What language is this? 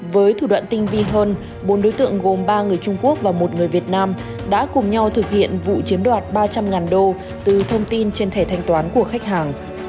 Vietnamese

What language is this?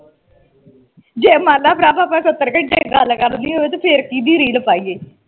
Punjabi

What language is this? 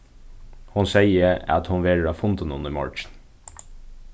Faroese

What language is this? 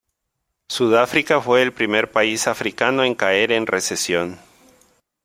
Spanish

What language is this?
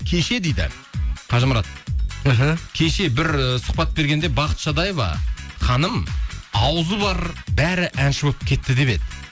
Kazakh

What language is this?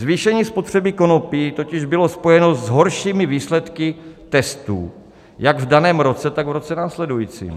Czech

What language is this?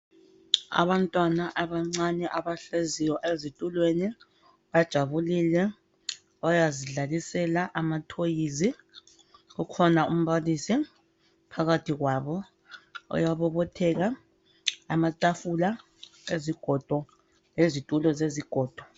North Ndebele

